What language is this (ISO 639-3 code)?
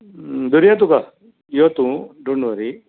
kok